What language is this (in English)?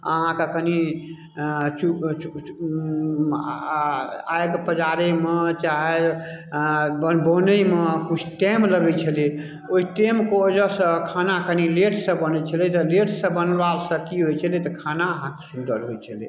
Maithili